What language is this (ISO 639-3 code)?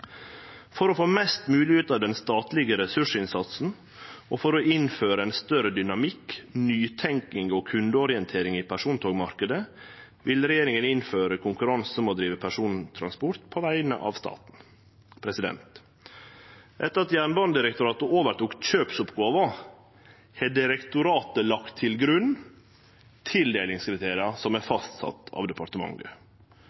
nno